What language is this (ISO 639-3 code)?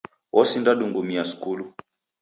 dav